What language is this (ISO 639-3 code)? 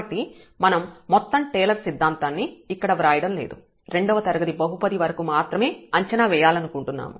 tel